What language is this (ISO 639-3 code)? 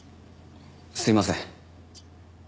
jpn